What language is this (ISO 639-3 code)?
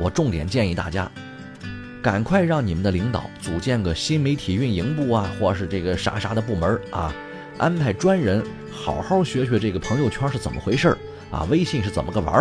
zho